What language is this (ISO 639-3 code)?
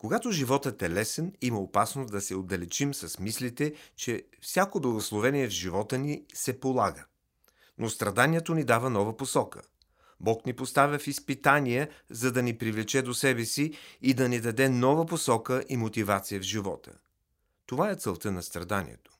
bul